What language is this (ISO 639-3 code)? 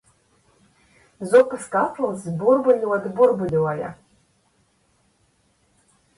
lav